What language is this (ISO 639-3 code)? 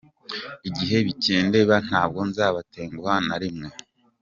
kin